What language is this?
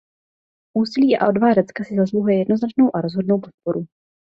Czech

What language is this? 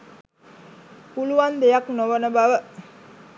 Sinhala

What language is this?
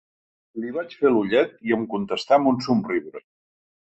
Catalan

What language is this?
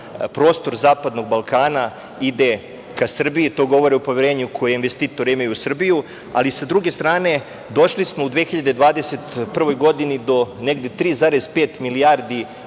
Serbian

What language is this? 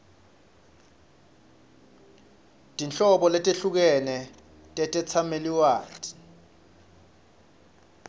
Swati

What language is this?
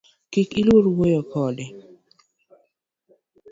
Luo (Kenya and Tanzania)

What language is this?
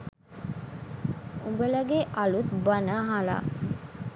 Sinhala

